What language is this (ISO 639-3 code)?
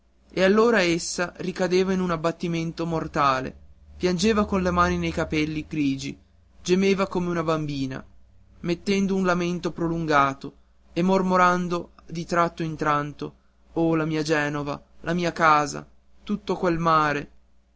ita